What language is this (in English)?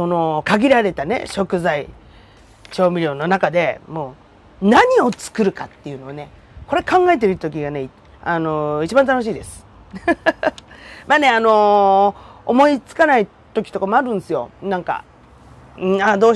Japanese